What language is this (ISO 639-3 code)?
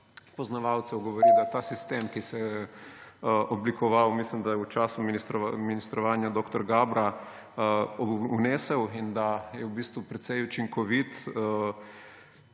slv